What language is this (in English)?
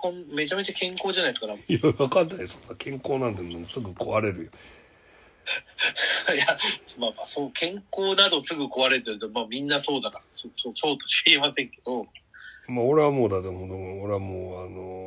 Japanese